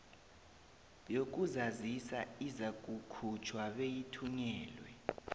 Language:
South Ndebele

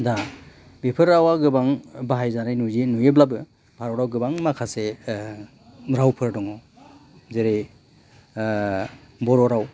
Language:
Bodo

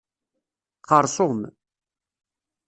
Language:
Kabyle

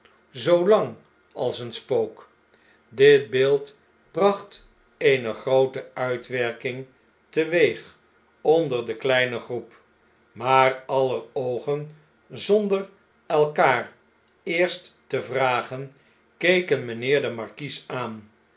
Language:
Dutch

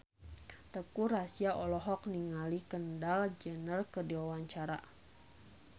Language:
Sundanese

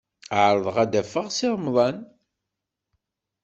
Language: Kabyle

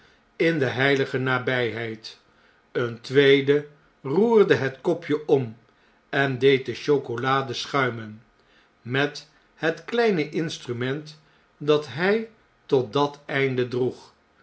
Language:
Dutch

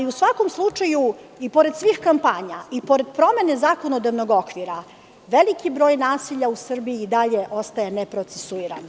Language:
Serbian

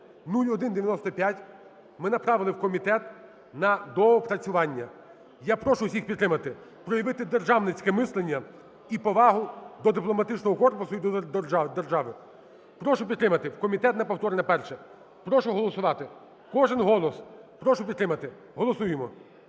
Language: Ukrainian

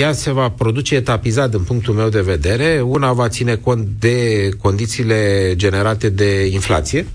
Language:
Romanian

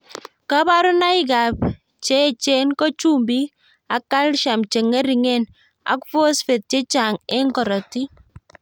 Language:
Kalenjin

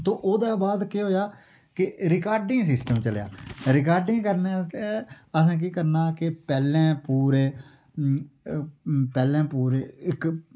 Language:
Dogri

